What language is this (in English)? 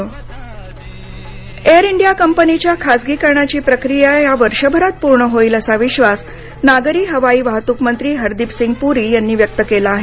Marathi